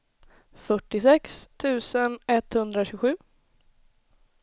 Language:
Swedish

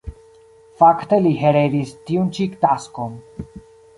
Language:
Esperanto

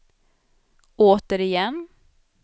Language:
Swedish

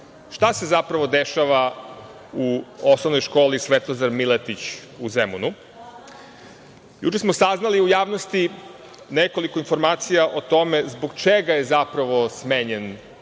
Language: Serbian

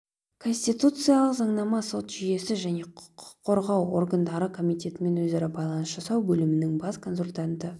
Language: Kazakh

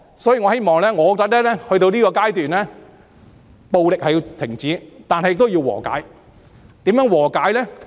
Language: Cantonese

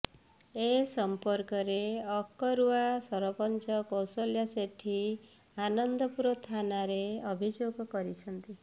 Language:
Odia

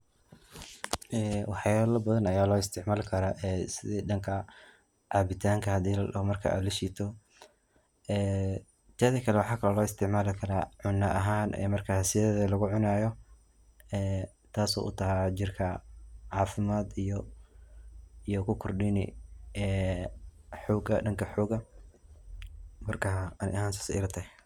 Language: Somali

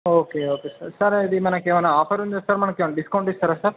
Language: Telugu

